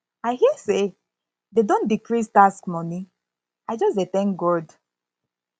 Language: Nigerian Pidgin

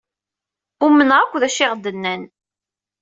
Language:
Kabyle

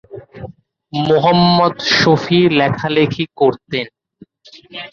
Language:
Bangla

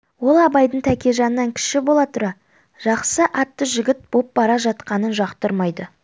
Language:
Kazakh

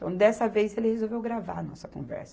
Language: Portuguese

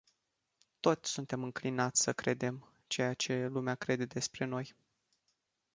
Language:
Romanian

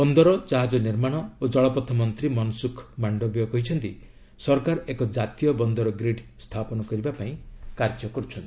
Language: Odia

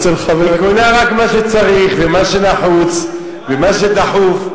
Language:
Hebrew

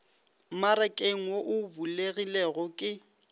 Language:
Northern Sotho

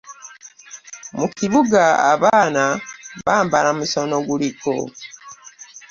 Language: Ganda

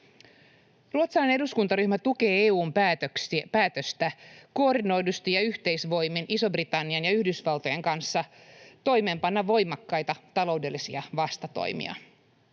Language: Finnish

